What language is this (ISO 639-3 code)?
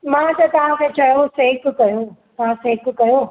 snd